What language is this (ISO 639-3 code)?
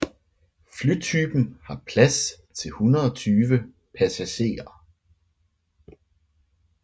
dan